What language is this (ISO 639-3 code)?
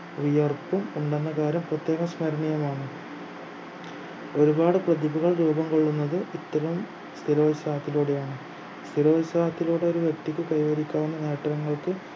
mal